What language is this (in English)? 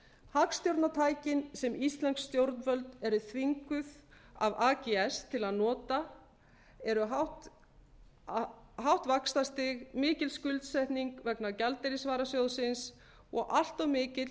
Icelandic